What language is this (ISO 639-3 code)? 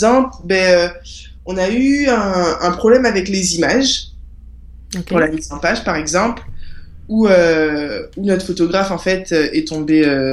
fra